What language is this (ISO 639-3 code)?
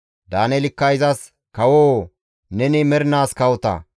gmv